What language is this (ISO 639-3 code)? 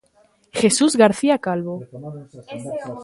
glg